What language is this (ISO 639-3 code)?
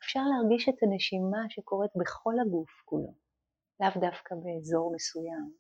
heb